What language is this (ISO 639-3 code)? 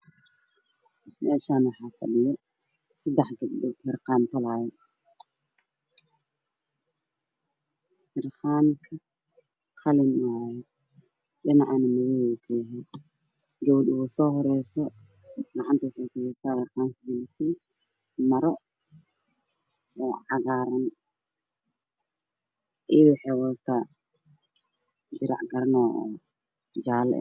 som